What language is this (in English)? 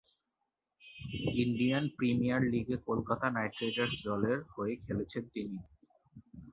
Bangla